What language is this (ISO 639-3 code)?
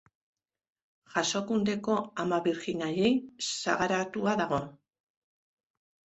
eus